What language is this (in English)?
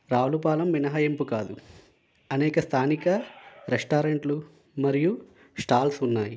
Telugu